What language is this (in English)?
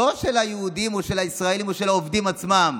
Hebrew